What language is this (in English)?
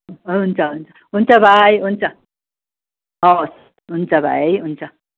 Nepali